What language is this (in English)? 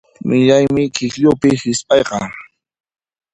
Puno Quechua